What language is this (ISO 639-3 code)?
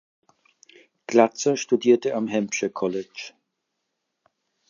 deu